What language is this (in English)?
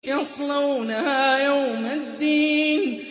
Arabic